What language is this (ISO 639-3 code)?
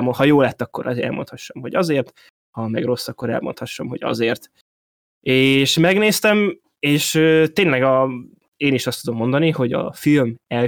hun